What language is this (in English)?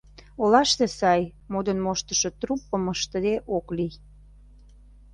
Mari